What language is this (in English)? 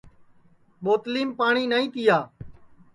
Sansi